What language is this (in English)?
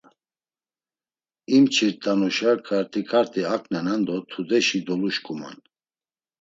Laz